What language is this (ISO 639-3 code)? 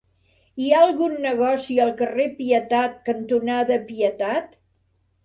cat